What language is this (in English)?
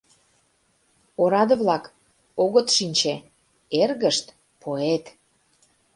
Mari